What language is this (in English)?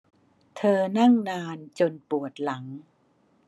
Thai